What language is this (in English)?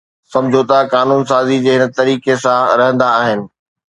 Sindhi